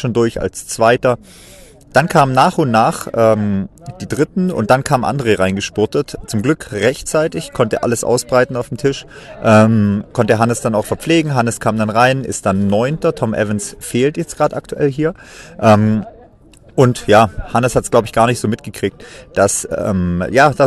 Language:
German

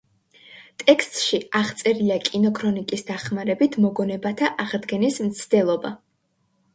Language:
Georgian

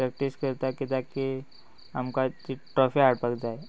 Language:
Konkani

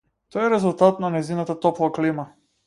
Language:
Macedonian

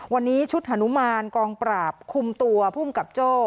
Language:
Thai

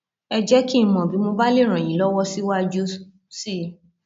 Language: Yoruba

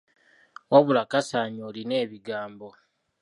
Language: Ganda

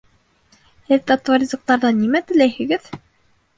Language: Bashkir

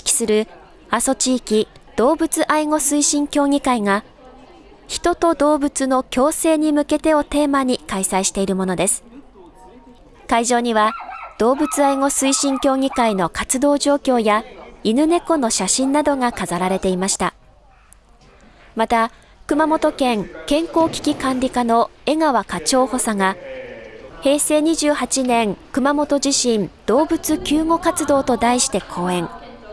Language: Japanese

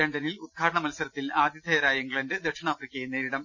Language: Malayalam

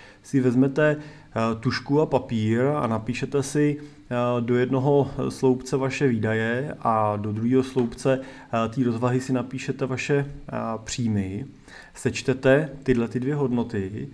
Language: Czech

